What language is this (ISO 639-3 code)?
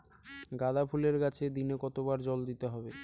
ben